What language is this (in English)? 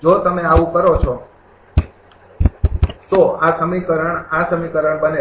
Gujarati